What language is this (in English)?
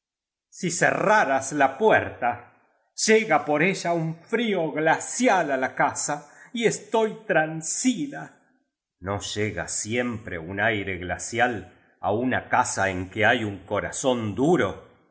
Spanish